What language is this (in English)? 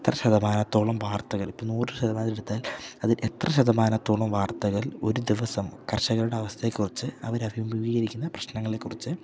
Malayalam